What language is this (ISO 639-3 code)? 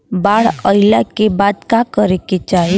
bho